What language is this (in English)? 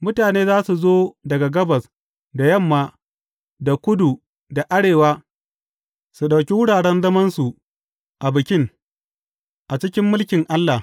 Hausa